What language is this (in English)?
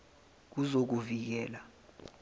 Zulu